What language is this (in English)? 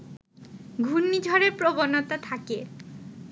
Bangla